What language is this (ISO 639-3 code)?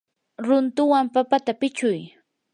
qur